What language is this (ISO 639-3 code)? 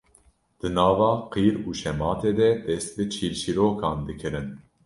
kur